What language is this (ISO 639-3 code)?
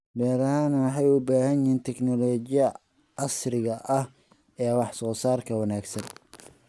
som